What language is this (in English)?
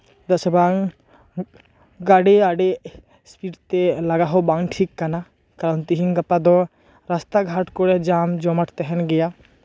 Santali